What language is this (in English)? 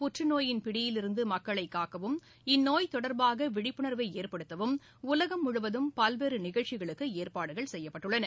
Tamil